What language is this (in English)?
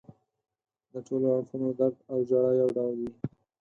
Pashto